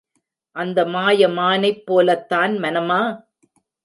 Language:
Tamil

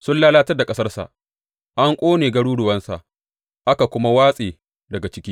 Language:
Hausa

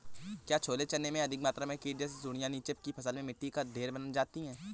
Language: Hindi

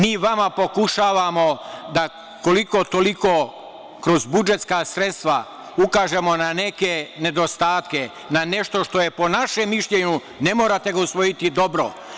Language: Serbian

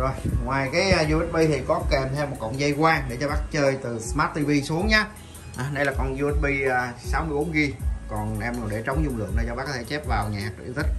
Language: Vietnamese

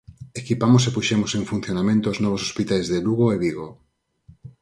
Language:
Galician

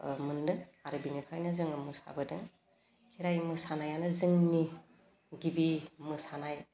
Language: Bodo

